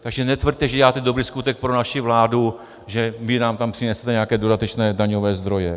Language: Czech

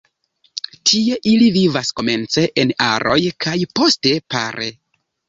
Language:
Esperanto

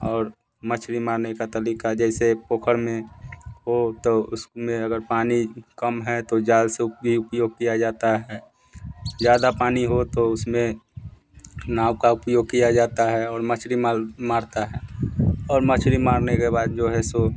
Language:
Hindi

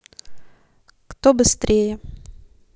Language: Russian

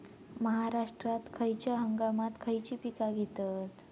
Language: Marathi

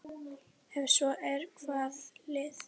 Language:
Icelandic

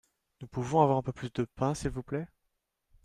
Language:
French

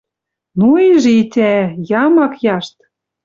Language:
Western Mari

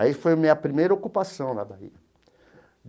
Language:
Portuguese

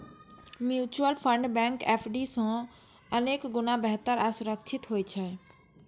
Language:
Maithili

